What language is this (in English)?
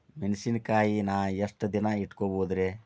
Kannada